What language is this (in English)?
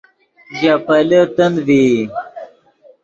Yidgha